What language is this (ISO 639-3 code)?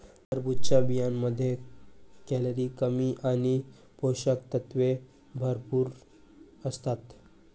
mar